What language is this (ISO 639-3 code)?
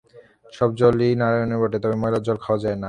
ben